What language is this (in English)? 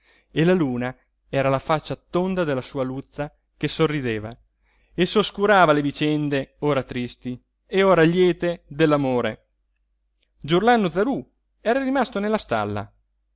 Italian